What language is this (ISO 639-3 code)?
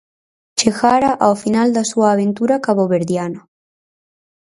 glg